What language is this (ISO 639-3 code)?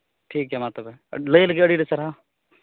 sat